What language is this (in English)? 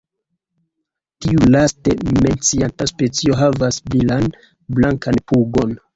Esperanto